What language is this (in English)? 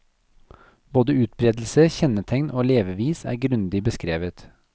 Norwegian